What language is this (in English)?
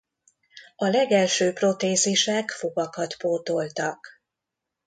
Hungarian